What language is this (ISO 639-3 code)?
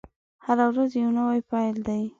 pus